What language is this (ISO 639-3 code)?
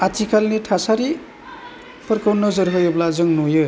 brx